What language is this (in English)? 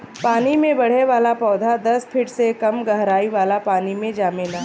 Bhojpuri